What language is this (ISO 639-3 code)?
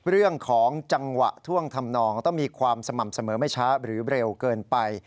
tha